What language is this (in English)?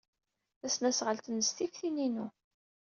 Kabyle